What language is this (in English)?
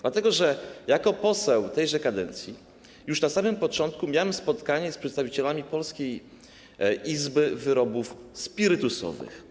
Polish